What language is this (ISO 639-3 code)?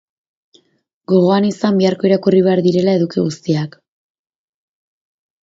eus